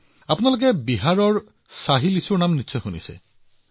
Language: Assamese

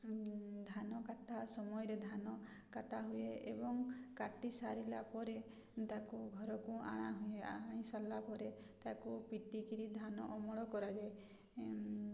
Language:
Odia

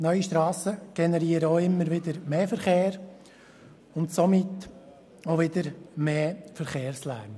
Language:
Swiss German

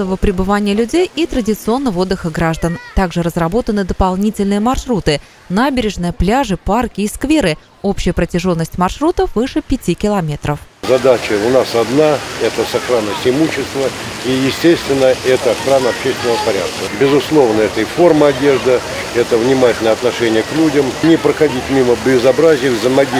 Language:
Russian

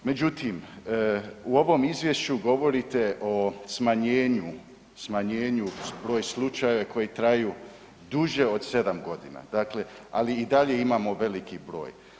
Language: Croatian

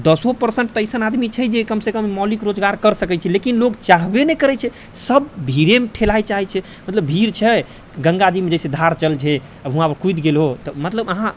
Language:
Maithili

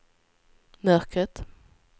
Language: Swedish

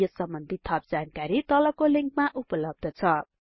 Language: Nepali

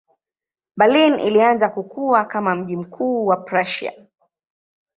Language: Swahili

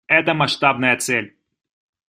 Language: Russian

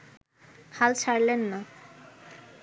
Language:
Bangla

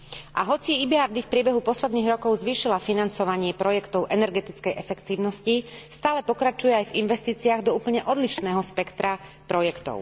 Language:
Slovak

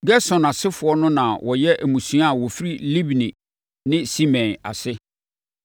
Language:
Akan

